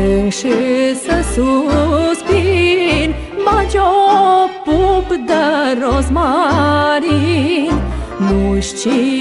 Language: Romanian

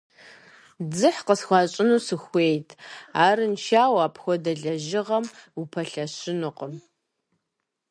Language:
Kabardian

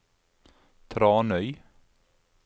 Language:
Norwegian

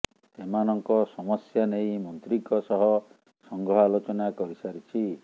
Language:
Odia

